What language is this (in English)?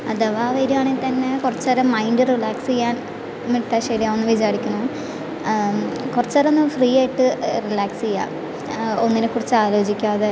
Malayalam